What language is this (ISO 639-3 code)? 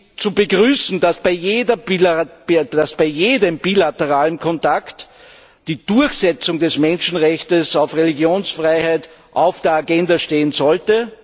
deu